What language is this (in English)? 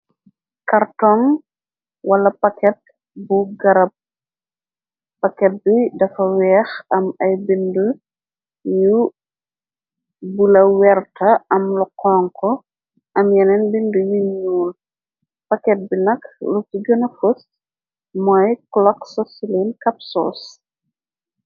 Wolof